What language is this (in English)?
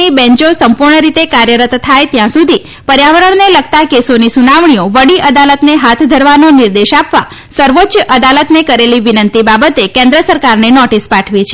Gujarati